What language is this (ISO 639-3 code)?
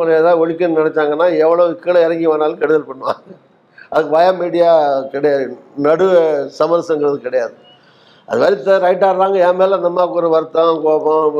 tam